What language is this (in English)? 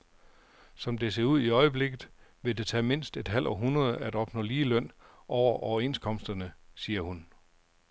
Danish